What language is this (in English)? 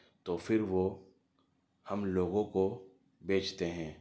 Urdu